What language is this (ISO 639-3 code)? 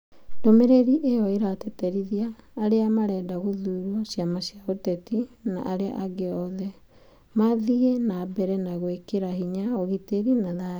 kik